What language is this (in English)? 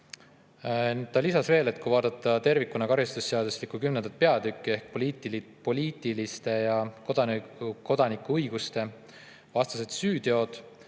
Estonian